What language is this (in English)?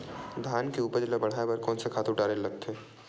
Chhattisgarhi